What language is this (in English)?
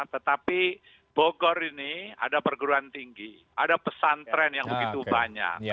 Indonesian